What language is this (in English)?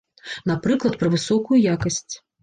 Belarusian